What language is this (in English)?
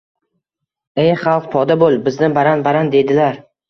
Uzbek